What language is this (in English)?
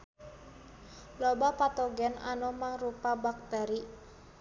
Sundanese